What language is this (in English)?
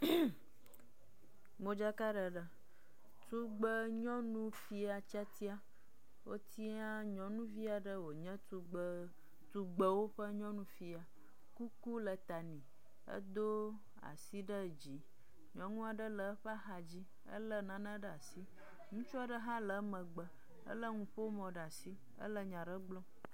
Ewe